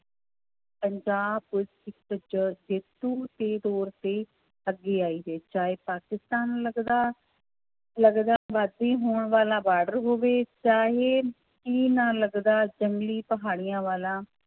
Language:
Punjabi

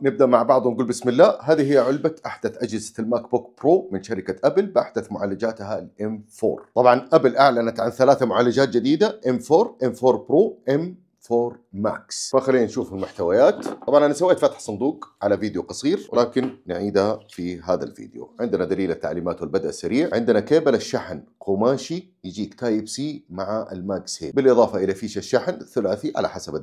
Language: Arabic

